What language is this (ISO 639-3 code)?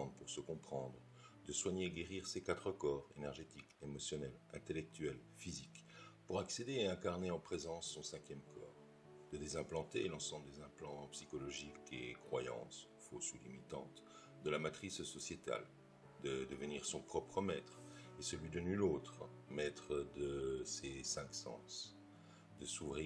fra